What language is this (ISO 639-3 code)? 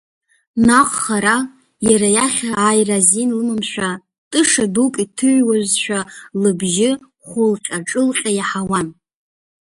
abk